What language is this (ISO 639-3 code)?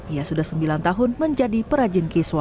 ind